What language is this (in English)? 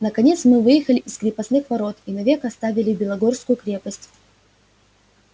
Russian